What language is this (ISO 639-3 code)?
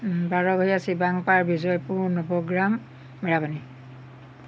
asm